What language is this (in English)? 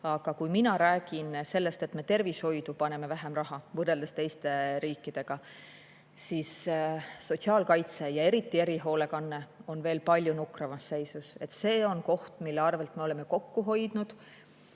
Estonian